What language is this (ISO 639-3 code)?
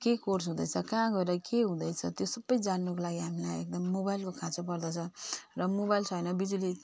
nep